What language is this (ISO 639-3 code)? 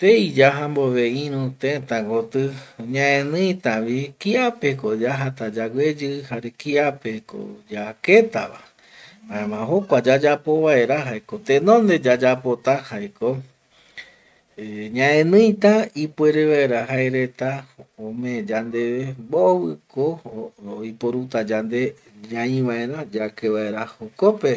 gui